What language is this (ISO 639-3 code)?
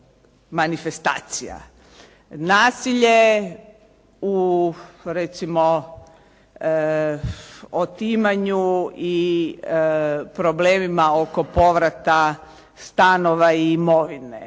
hrv